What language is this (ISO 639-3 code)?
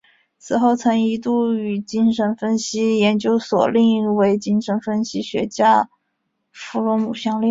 zho